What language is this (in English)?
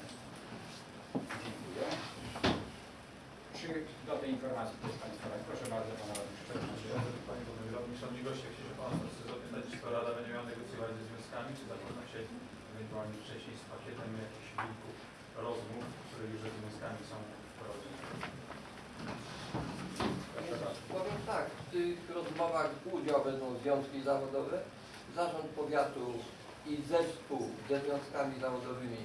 Polish